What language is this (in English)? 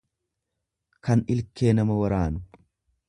Oromo